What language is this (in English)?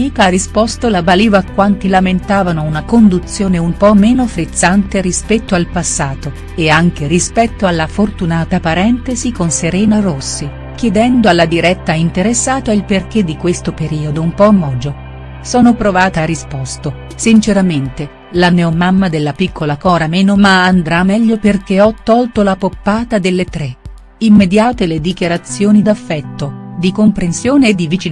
Italian